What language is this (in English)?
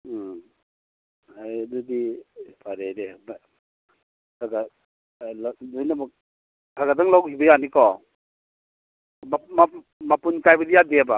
Manipuri